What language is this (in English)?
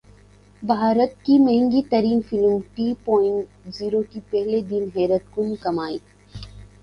Urdu